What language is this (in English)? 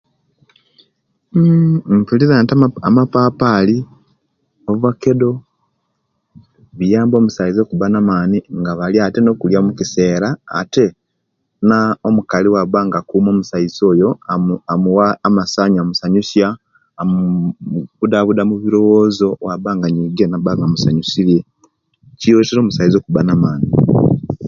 Kenyi